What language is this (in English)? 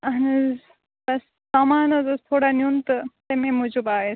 Kashmiri